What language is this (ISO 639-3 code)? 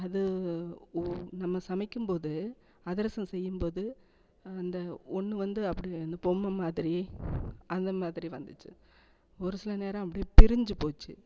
tam